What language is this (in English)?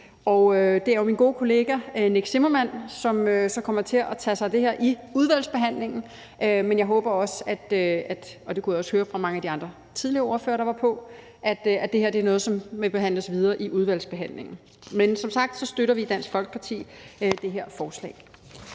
Danish